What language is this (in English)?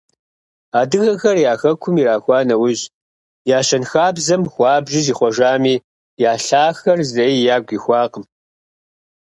Kabardian